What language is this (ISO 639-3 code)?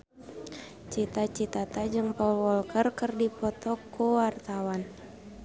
sun